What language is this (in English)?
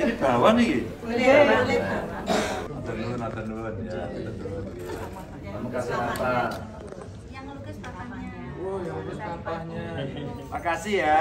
Indonesian